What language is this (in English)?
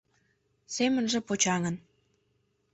Mari